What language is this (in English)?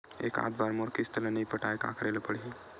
Chhattisgarhi